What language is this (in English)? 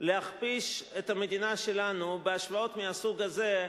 Hebrew